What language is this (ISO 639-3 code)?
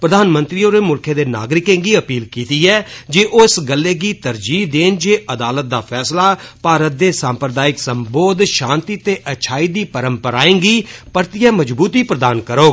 doi